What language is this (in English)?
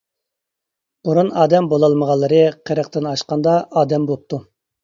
Uyghur